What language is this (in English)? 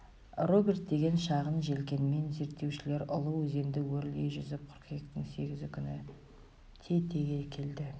Kazakh